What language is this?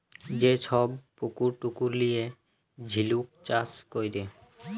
Bangla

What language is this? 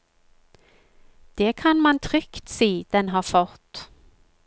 Norwegian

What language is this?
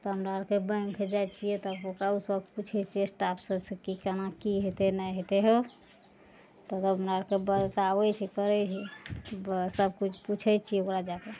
Maithili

